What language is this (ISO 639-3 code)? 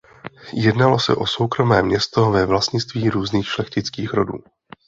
ces